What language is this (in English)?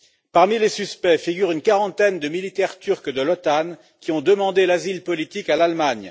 French